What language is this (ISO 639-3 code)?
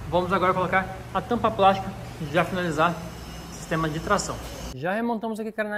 por